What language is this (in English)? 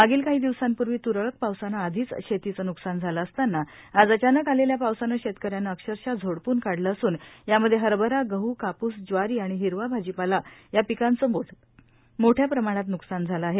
Marathi